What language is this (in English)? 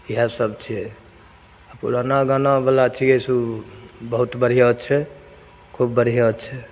Maithili